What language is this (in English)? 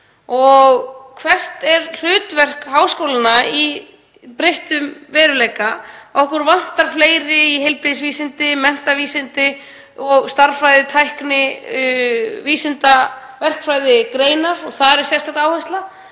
Icelandic